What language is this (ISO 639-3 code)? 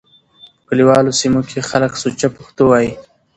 pus